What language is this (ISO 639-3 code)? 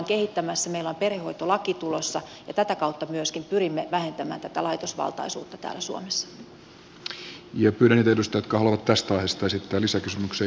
fin